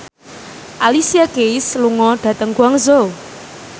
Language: Javanese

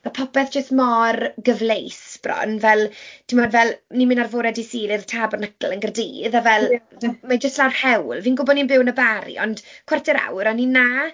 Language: Welsh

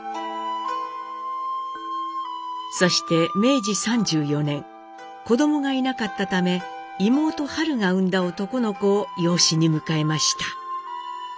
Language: Japanese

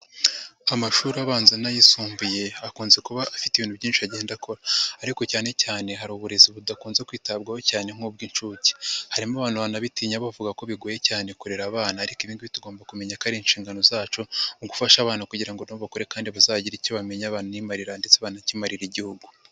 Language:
Kinyarwanda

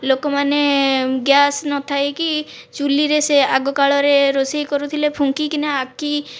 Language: Odia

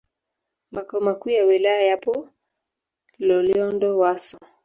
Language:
Swahili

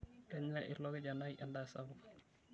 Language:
Masai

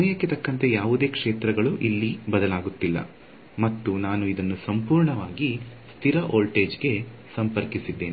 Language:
Kannada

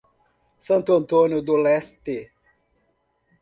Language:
Portuguese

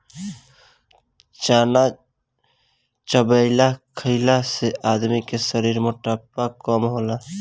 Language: Bhojpuri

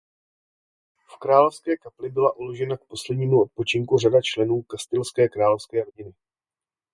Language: Czech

